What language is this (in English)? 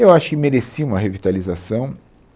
Portuguese